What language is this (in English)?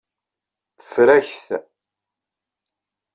Kabyle